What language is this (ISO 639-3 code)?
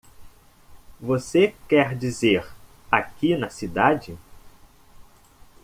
por